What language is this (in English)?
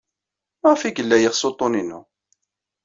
Kabyle